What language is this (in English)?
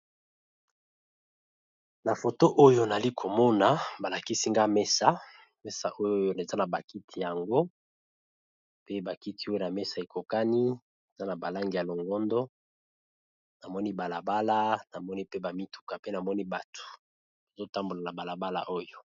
Lingala